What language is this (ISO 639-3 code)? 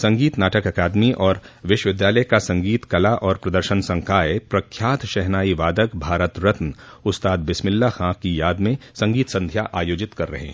hin